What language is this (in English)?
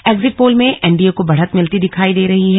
Hindi